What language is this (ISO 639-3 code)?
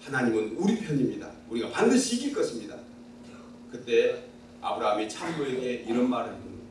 kor